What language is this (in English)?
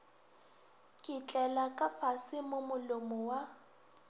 Northern Sotho